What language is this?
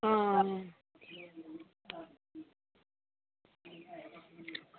Dogri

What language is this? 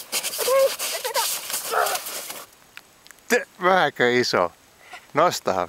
Finnish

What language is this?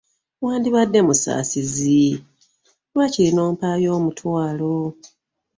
Ganda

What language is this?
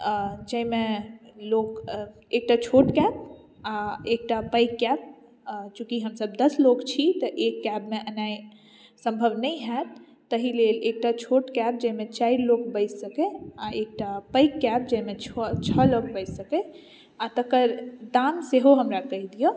Maithili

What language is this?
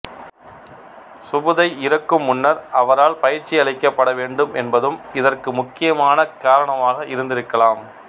Tamil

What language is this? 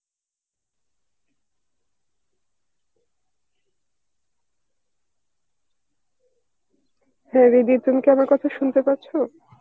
Bangla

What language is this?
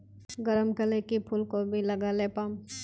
Magahi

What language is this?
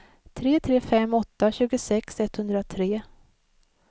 Swedish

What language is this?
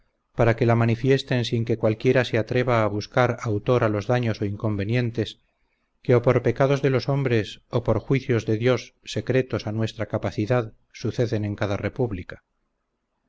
Spanish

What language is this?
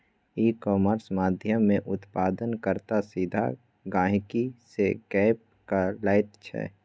Maithili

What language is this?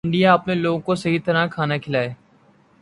Urdu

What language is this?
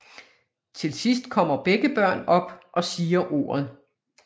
Danish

